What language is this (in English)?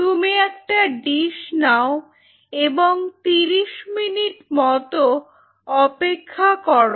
Bangla